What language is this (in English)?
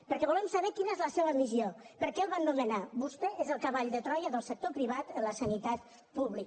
Catalan